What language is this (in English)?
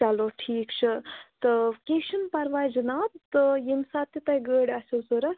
Kashmiri